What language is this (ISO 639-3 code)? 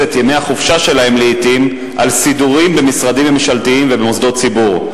heb